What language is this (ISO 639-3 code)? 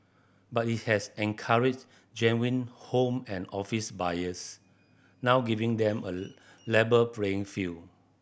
eng